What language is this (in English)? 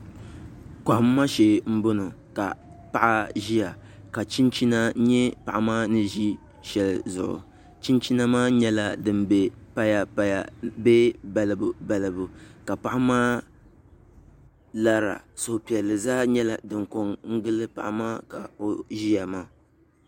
Dagbani